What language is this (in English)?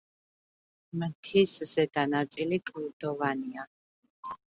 Georgian